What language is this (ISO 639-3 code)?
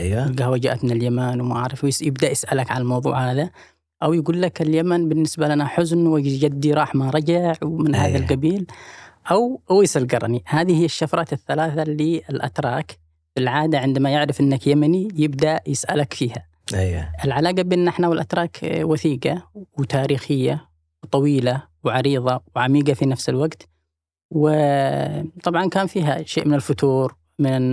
ara